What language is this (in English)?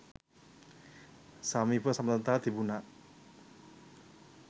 Sinhala